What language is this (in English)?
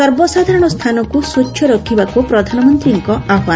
Odia